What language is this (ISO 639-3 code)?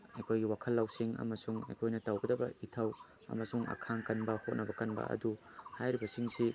mni